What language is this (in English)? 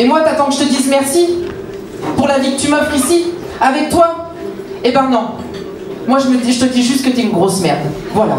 French